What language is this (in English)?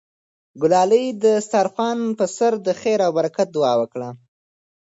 Pashto